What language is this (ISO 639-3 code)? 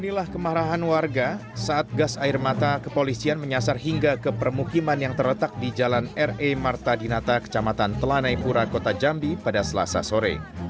ind